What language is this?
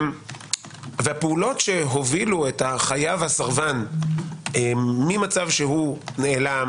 Hebrew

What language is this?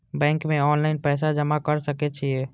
Maithili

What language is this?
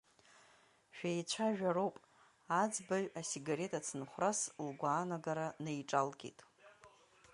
Abkhazian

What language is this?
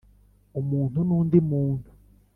Kinyarwanda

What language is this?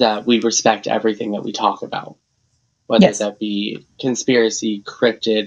English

